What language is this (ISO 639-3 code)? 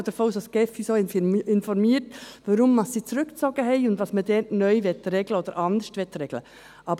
gsw